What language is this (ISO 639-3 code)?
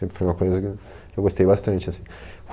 por